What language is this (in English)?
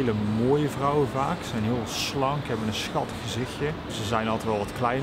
Dutch